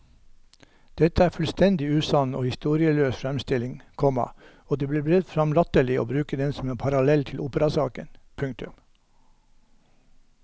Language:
Norwegian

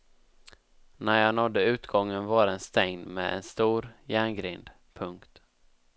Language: Swedish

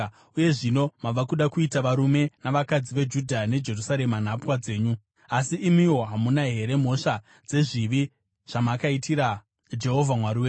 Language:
Shona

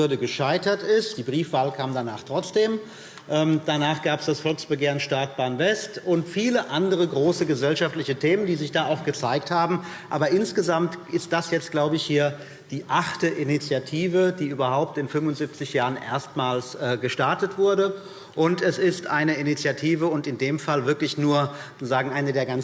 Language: German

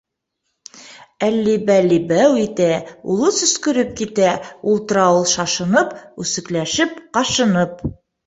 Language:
Bashkir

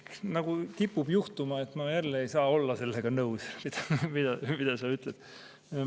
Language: Estonian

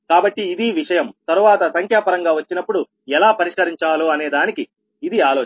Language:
Telugu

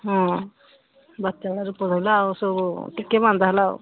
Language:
Odia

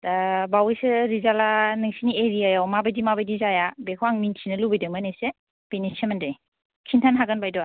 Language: Bodo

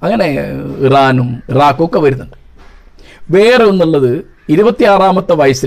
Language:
Malayalam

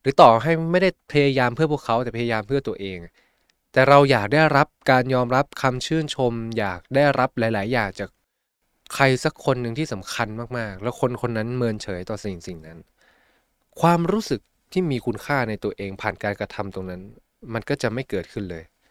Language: Thai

